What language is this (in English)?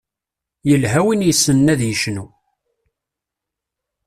Kabyle